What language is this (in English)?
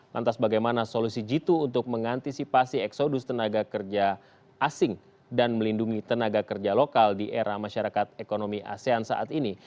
Indonesian